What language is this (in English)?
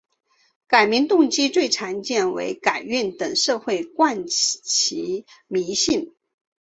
Chinese